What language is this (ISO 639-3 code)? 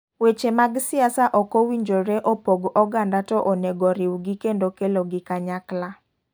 luo